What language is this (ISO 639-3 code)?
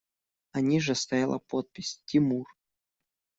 rus